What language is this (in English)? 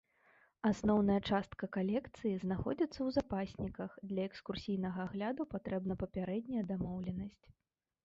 Belarusian